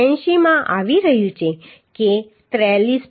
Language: Gujarati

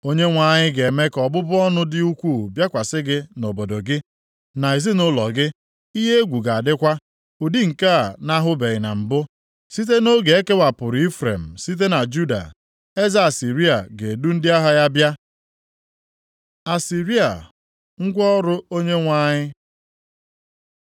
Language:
Igbo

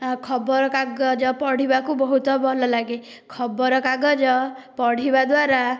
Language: Odia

